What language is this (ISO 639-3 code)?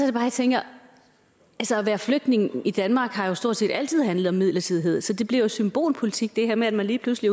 dan